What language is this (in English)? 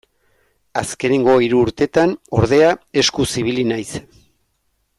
Basque